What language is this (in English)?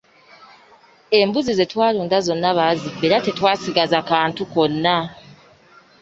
Ganda